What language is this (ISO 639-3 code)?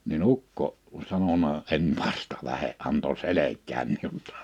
fin